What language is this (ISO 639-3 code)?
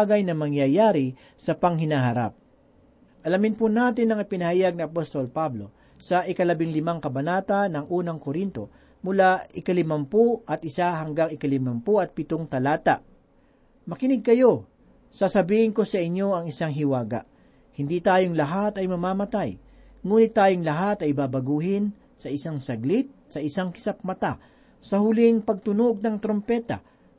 fil